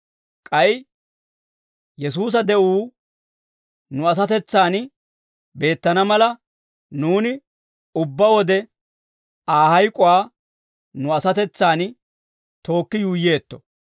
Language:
Dawro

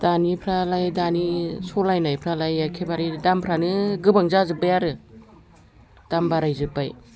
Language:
Bodo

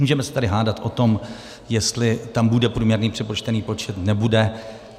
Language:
Czech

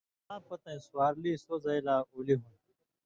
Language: Indus Kohistani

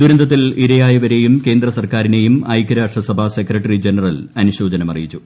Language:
Malayalam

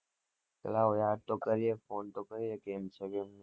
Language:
Gujarati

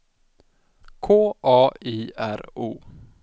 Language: Swedish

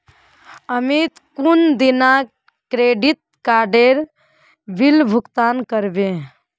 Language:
Magahi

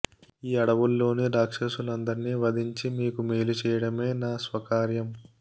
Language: Telugu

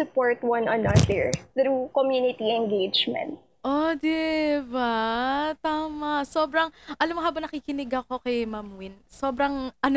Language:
Filipino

